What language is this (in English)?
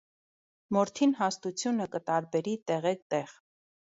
Armenian